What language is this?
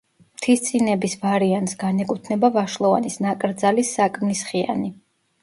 Georgian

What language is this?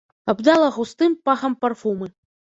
Belarusian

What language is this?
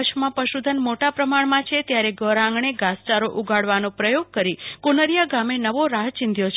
Gujarati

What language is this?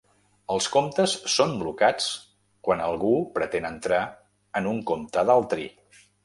Catalan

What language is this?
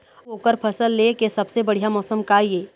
Chhattisgarhi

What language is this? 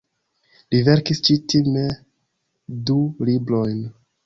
Esperanto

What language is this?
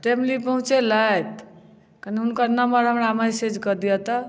Maithili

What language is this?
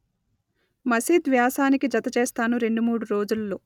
Telugu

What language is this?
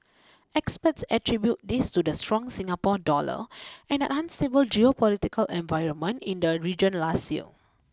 English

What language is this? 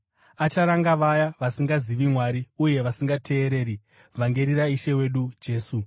Shona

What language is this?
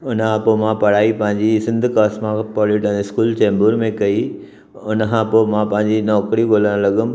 Sindhi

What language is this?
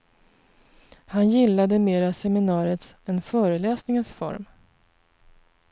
Swedish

